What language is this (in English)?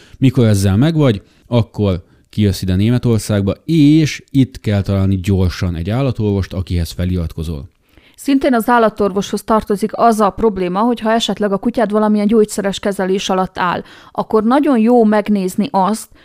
Hungarian